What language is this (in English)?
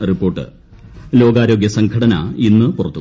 Malayalam